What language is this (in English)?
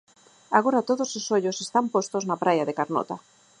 Galician